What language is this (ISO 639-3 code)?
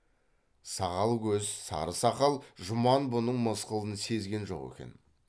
kaz